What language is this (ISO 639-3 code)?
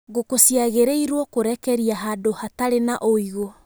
kik